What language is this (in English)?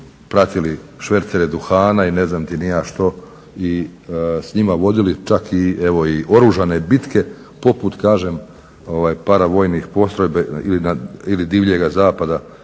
Croatian